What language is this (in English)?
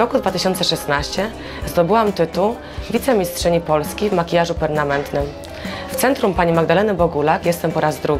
Polish